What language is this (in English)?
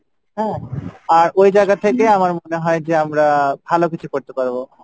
Bangla